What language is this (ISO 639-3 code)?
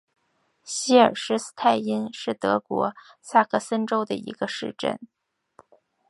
zho